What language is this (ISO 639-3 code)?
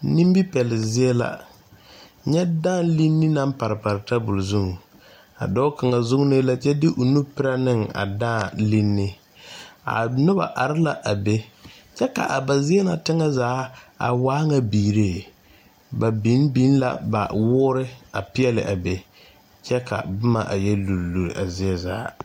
dga